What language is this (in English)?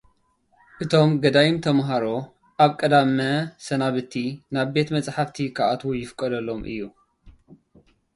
Tigrinya